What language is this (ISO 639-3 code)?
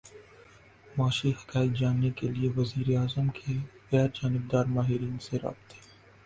urd